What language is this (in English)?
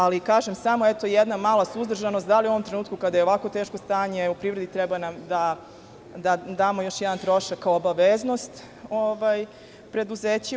Serbian